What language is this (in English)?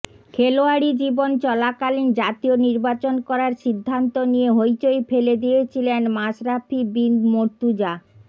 Bangla